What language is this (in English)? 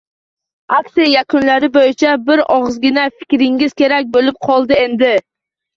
Uzbek